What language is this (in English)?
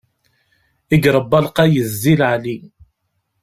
Kabyle